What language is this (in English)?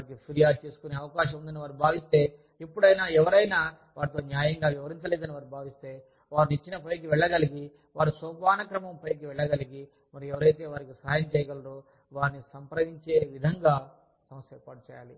Telugu